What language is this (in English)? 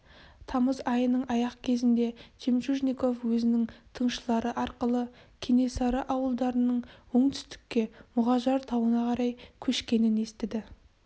Kazakh